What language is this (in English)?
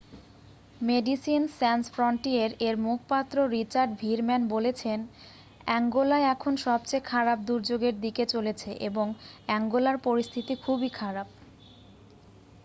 Bangla